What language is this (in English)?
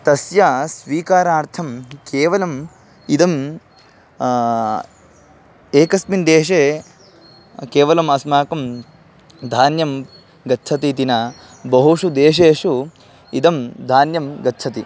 Sanskrit